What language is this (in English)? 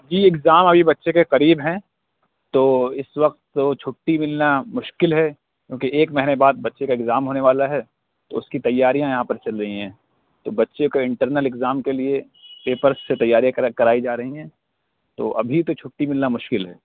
Urdu